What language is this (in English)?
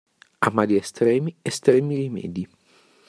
Italian